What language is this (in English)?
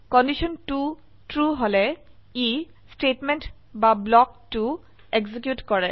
Assamese